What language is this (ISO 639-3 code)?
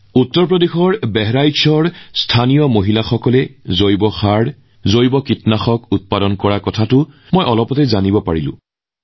asm